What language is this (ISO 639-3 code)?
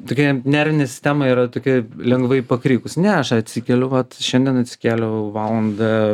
lit